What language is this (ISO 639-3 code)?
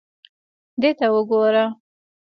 pus